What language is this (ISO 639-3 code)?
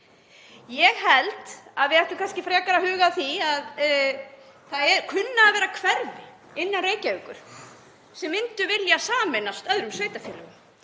isl